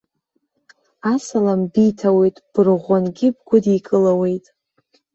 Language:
Abkhazian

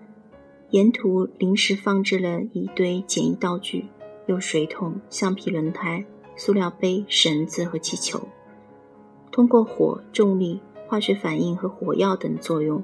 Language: Chinese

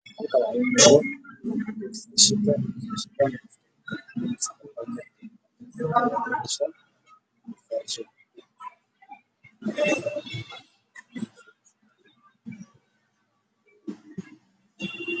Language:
Somali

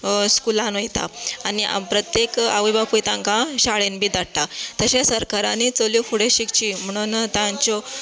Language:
Konkani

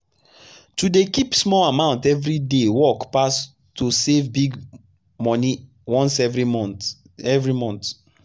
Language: Nigerian Pidgin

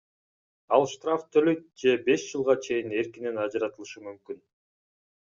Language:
Kyrgyz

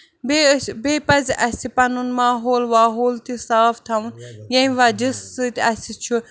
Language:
Kashmiri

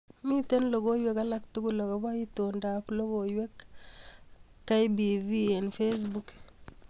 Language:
Kalenjin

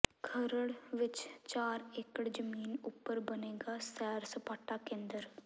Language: Punjabi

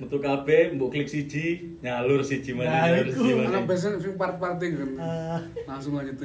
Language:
Indonesian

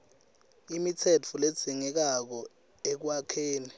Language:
Swati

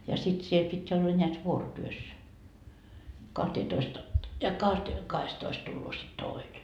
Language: Finnish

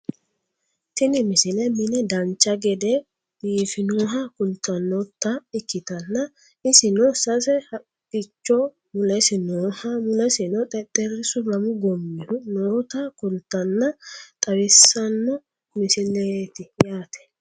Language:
Sidamo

